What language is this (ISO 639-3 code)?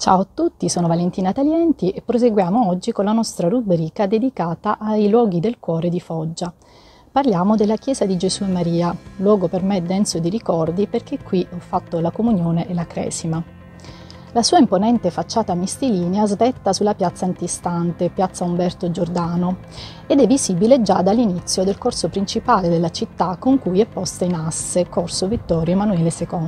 ita